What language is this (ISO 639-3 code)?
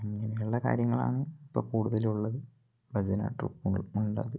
mal